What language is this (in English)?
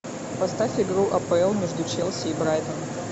Russian